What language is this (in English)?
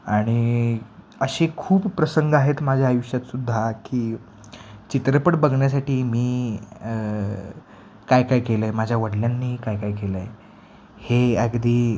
Marathi